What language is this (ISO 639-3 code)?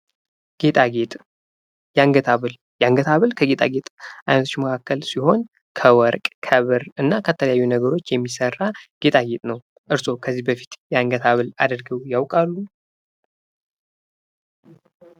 amh